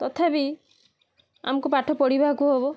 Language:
Odia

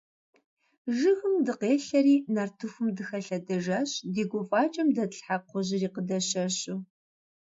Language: Kabardian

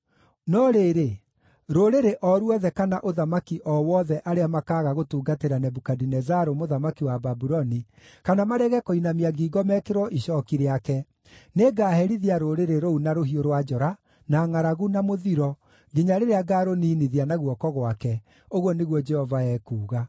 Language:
Kikuyu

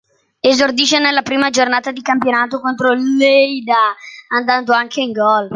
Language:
Italian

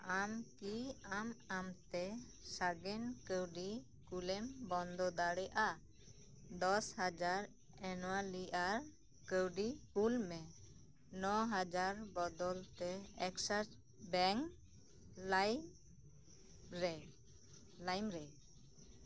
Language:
Santali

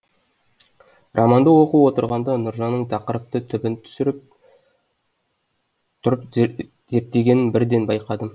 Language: Kazakh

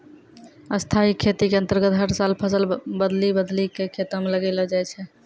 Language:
Maithili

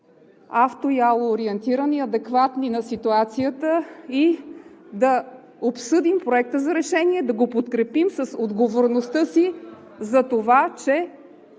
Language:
Bulgarian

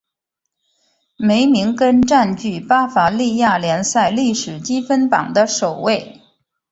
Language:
Chinese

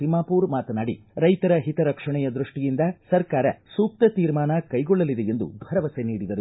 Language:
Kannada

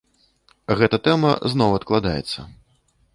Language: Belarusian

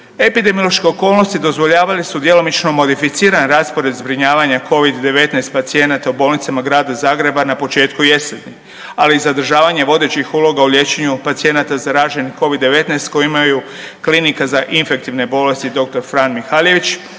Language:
Croatian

